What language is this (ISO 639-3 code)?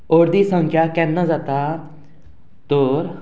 kok